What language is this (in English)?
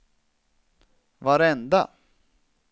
Swedish